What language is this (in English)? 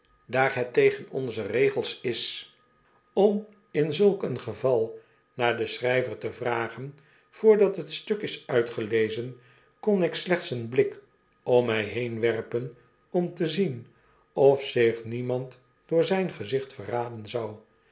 Dutch